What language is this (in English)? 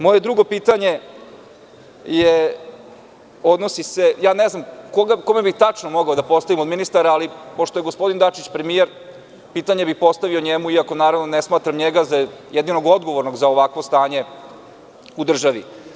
Serbian